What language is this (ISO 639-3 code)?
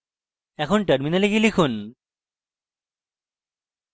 ben